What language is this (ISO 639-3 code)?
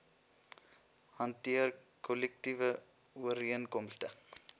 afr